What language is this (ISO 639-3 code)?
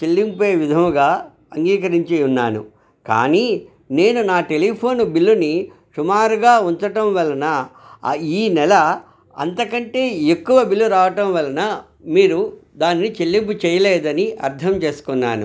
tel